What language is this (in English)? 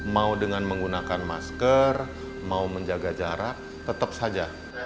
Indonesian